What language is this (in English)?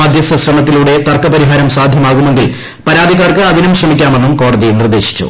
Malayalam